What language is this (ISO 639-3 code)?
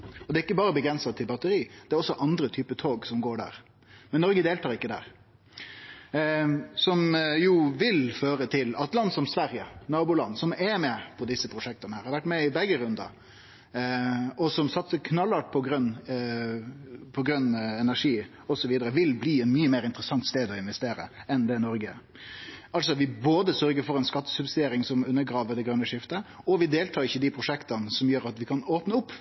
nno